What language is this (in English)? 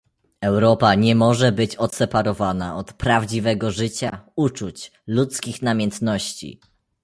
Polish